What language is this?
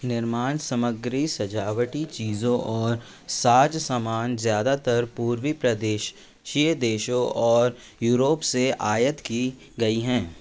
Hindi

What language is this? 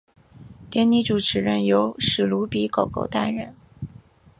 Chinese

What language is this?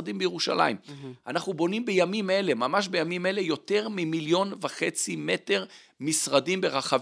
Hebrew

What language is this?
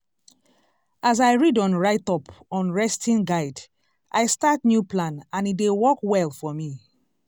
Nigerian Pidgin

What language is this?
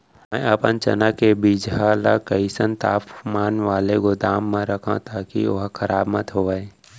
Chhattisgarhi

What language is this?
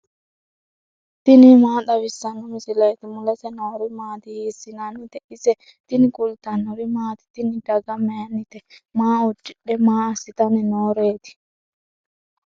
Sidamo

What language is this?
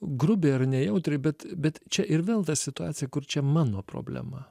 Lithuanian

